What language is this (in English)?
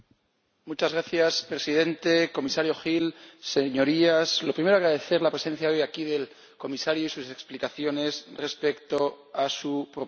Spanish